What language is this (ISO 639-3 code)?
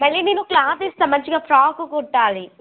tel